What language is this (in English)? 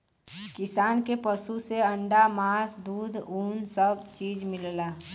Bhojpuri